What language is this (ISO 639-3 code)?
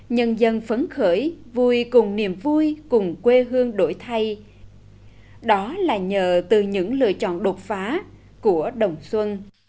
vie